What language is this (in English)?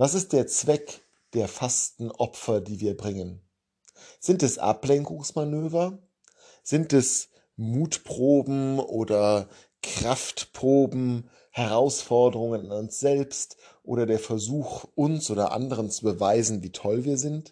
German